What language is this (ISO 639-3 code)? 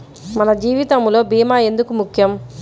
tel